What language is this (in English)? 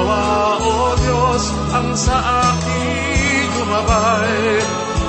Filipino